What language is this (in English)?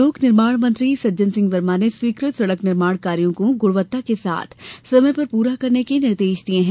Hindi